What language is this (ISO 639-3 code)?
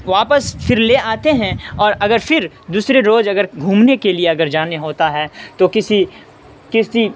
urd